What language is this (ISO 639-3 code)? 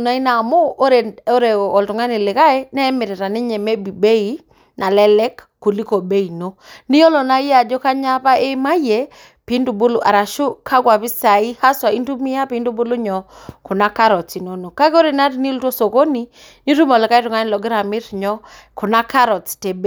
mas